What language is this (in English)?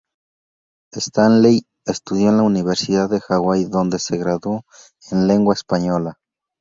Spanish